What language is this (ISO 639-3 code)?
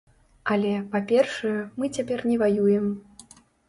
bel